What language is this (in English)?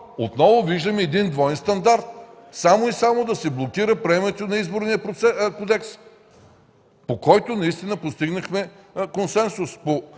Bulgarian